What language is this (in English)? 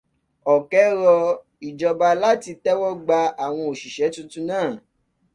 Yoruba